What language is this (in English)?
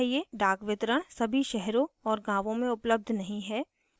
Hindi